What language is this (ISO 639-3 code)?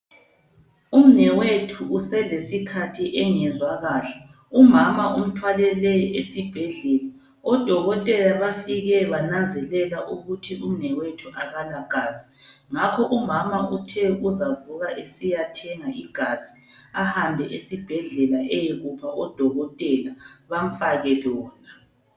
nde